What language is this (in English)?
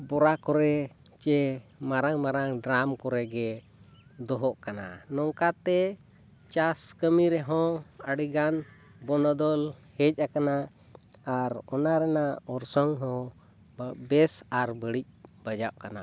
Santali